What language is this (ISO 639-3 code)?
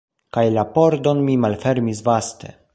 epo